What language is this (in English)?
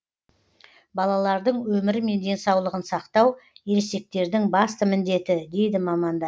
Kazakh